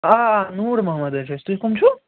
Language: Kashmiri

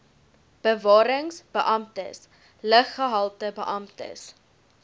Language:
Afrikaans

